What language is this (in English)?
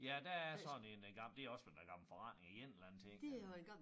Danish